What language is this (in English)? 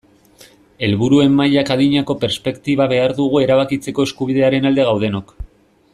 Basque